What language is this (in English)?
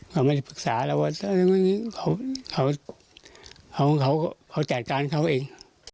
Thai